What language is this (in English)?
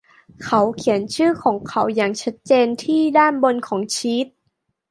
Thai